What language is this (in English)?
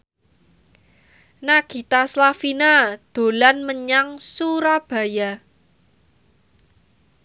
Javanese